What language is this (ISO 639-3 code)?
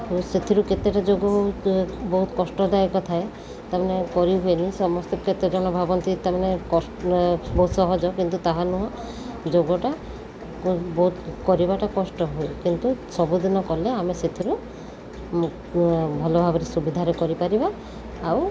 ori